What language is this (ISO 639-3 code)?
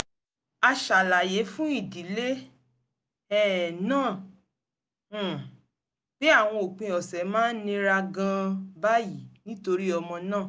yor